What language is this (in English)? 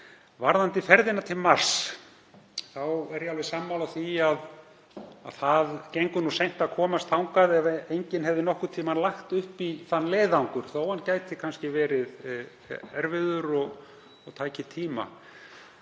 Icelandic